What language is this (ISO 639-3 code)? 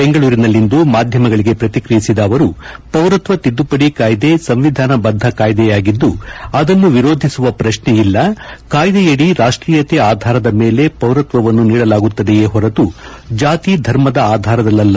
kan